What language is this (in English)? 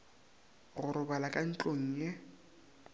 Northern Sotho